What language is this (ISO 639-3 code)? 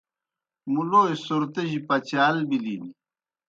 plk